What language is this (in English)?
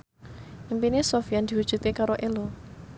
Javanese